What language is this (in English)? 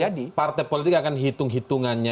Indonesian